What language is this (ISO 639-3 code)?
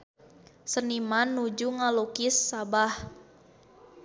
sun